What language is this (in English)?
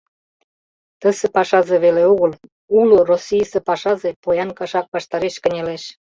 Mari